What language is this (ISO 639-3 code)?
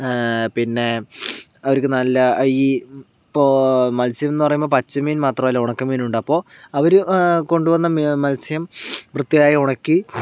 mal